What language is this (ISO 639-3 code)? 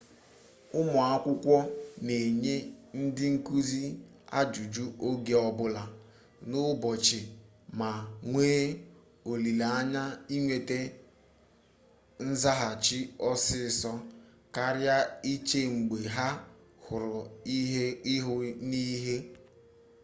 ibo